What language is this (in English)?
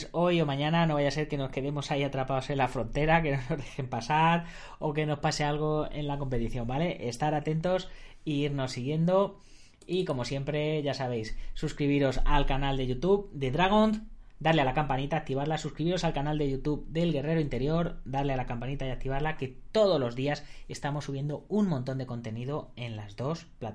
Spanish